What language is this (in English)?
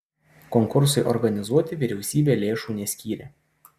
Lithuanian